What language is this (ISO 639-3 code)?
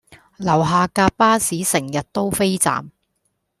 yue